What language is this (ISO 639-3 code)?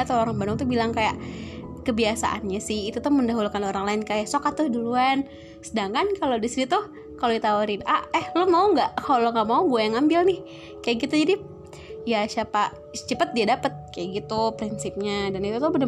ind